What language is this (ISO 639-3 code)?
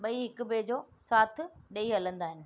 snd